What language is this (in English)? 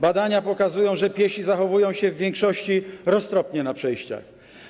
Polish